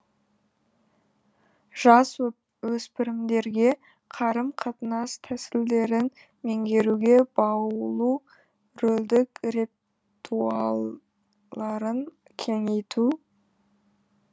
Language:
Kazakh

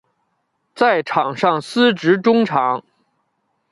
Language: Chinese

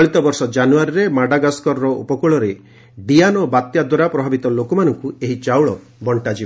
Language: Odia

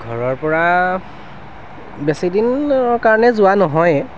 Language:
Assamese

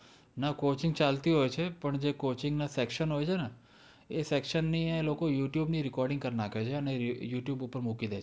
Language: Gujarati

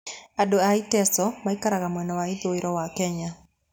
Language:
Kikuyu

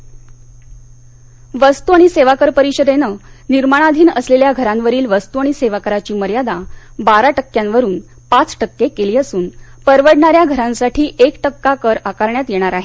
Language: Marathi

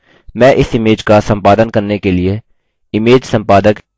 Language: Hindi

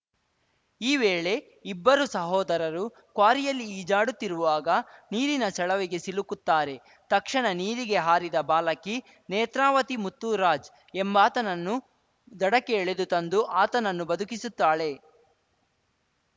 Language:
Kannada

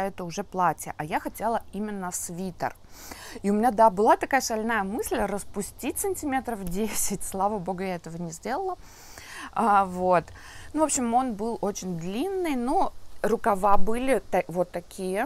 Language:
Russian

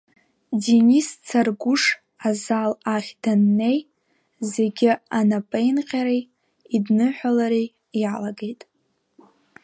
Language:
Abkhazian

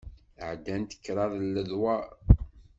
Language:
Kabyle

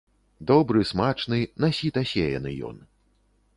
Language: Belarusian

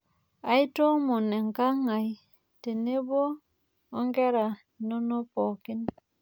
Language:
Masai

